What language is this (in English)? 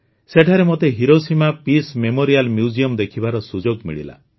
Odia